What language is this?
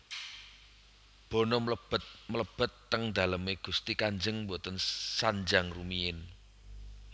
Javanese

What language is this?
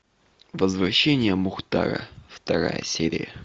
Russian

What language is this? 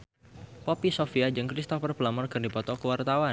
Sundanese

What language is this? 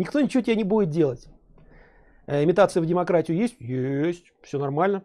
Russian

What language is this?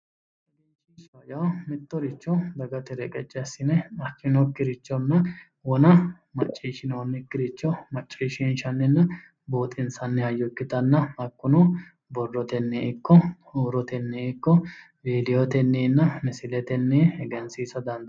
Sidamo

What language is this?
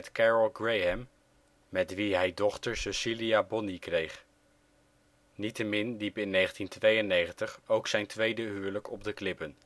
Dutch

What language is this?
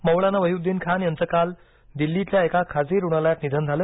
Marathi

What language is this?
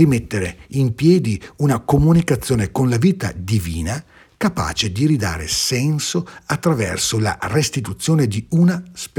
Italian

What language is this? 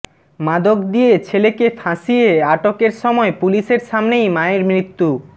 Bangla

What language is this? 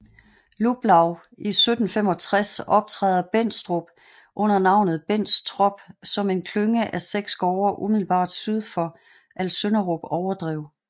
Danish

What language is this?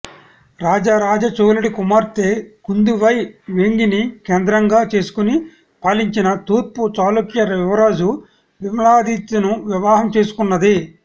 Telugu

